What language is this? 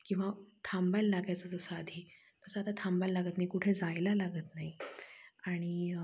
Marathi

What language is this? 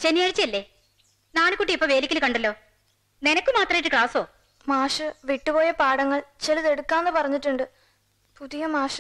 Malayalam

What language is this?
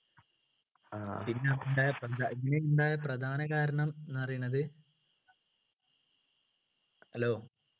Malayalam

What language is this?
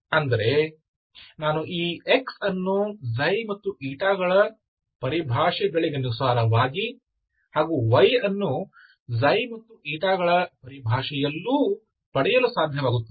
Kannada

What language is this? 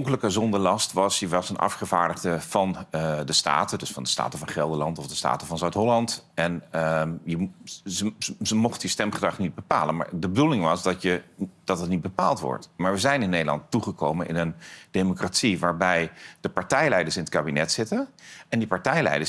Dutch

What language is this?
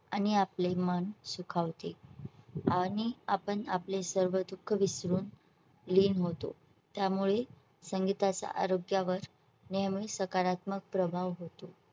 Marathi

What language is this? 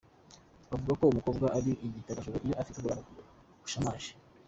Kinyarwanda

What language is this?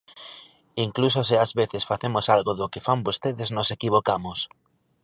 Galician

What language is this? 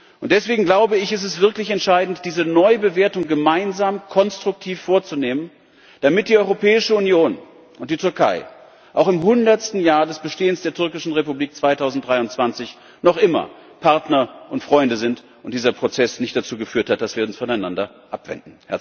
German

